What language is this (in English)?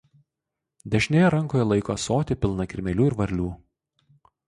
Lithuanian